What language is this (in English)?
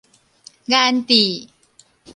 Min Nan Chinese